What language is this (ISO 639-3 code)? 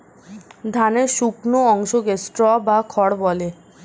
ben